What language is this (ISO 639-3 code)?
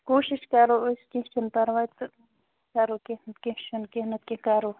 kas